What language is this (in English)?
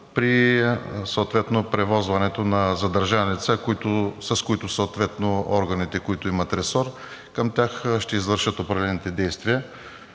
Bulgarian